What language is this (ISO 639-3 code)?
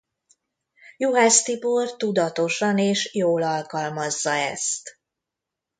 hun